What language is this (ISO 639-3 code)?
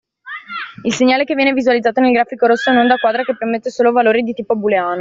ita